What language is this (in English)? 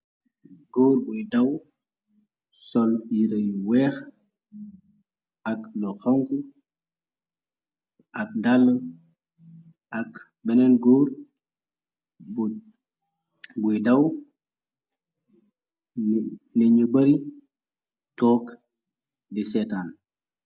Wolof